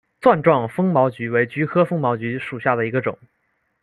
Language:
Chinese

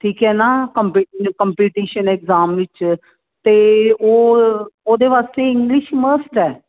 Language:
Punjabi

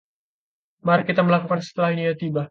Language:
Indonesian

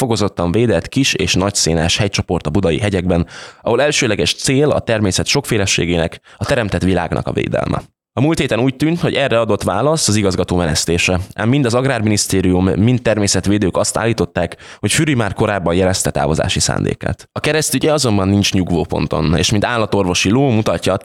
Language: Hungarian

